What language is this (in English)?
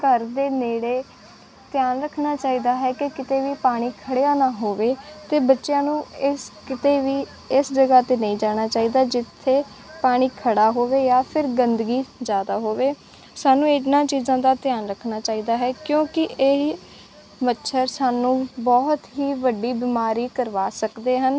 Punjabi